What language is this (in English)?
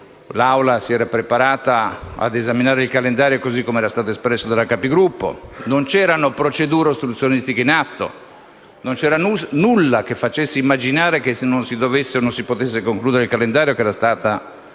Italian